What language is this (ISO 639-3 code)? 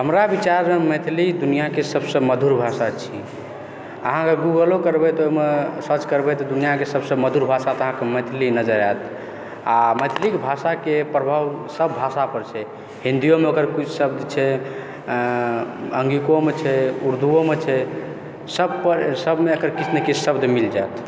mai